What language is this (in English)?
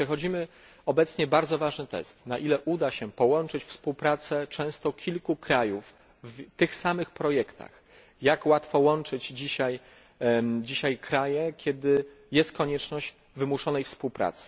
Polish